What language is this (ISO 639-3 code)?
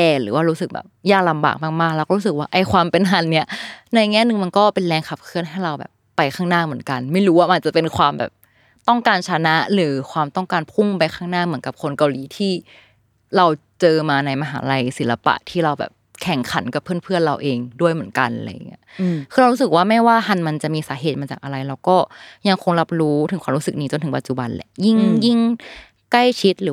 tha